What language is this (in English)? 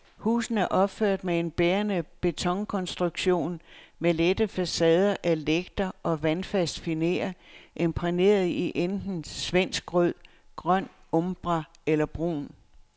Danish